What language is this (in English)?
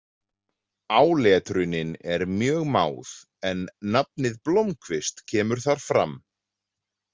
Icelandic